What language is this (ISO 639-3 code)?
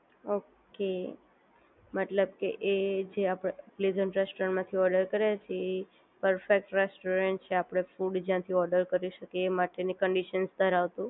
guj